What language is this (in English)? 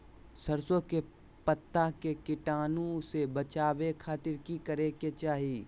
Magahi